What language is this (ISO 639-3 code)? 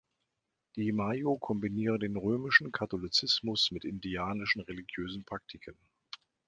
deu